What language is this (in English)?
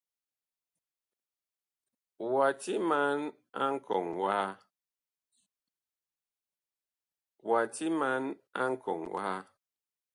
Bakoko